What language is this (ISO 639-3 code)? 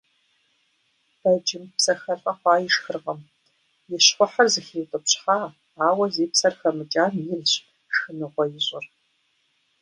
kbd